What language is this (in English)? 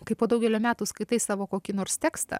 Lithuanian